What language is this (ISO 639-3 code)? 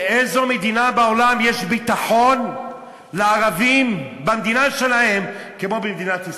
heb